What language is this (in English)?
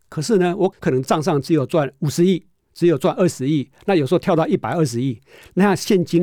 Chinese